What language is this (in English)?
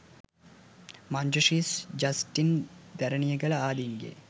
Sinhala